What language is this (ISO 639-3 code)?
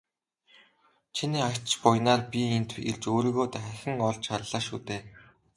mon